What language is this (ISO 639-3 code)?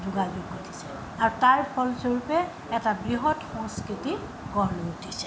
asm